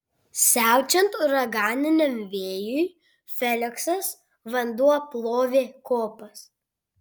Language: Lithuanian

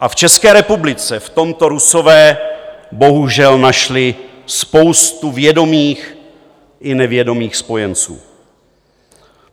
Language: Czech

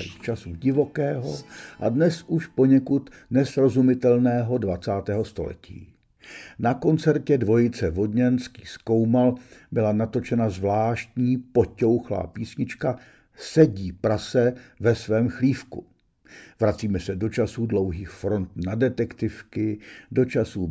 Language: Czech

